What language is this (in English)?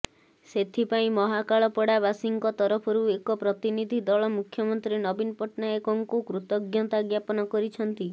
Odia